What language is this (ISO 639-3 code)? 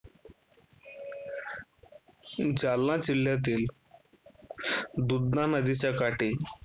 mar